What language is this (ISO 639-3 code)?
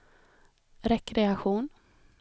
swe